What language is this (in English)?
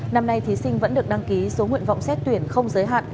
Vietnamese